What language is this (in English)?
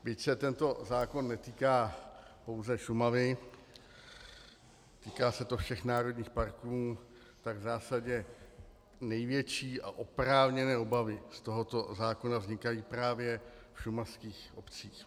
Czech